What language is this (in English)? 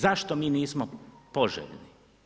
Croatian